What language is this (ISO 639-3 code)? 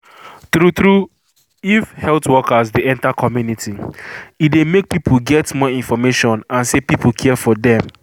pcm